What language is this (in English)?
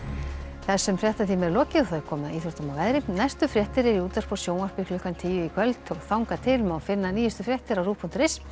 Icelandic